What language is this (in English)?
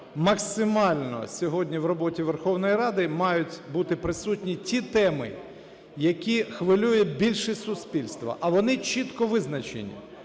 Ukrainian